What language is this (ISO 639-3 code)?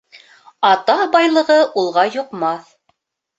bak